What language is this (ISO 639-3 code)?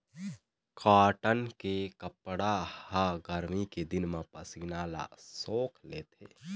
hne